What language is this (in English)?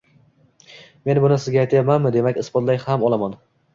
Uzbek